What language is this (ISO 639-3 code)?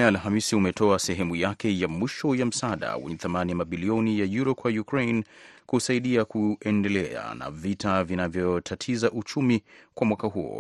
swa